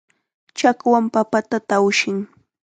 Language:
Chiquián Ancash Quechua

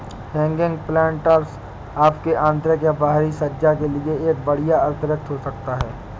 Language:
Hindi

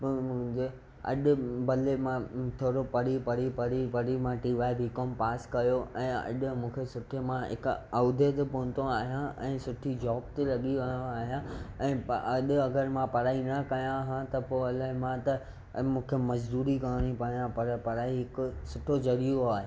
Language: Sindhi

